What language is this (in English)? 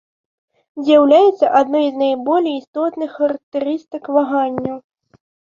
Belarusian